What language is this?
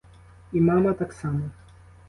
Ukrainian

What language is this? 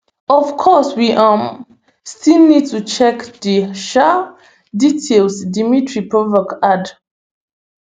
Nigerian Pidgin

